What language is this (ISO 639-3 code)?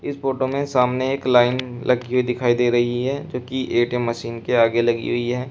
hin